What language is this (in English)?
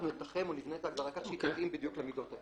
Hebrew